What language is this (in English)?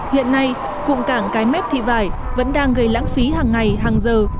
Vietnamese